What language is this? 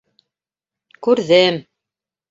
Bashkir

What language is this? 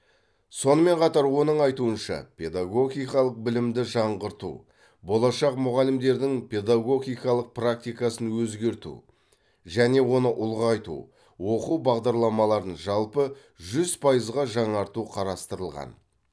Kazakh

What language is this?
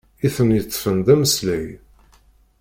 Kabyle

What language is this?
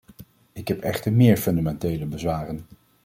Dutch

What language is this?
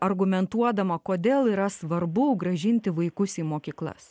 Lithuanian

